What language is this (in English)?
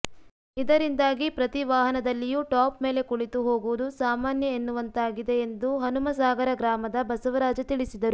Kannada